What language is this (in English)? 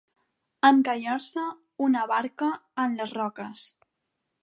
Catalan